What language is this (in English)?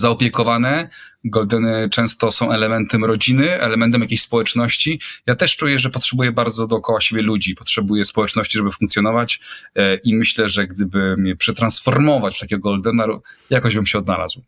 Polish